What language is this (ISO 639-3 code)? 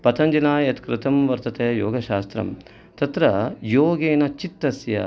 san